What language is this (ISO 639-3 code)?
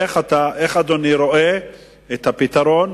heb